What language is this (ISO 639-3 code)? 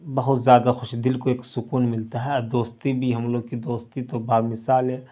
urd